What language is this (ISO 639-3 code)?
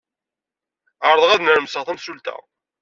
kab